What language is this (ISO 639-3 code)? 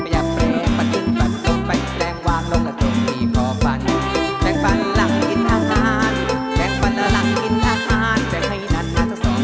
tha